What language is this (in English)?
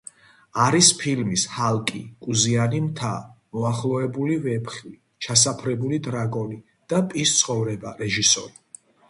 Georgian